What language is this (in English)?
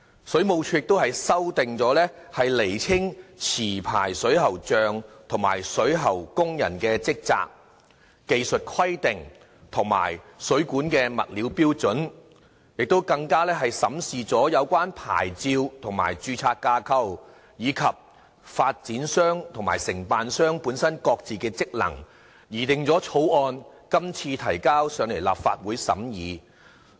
Cantonese